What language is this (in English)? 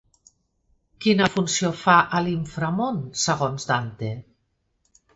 Catalan